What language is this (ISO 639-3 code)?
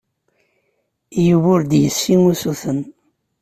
kab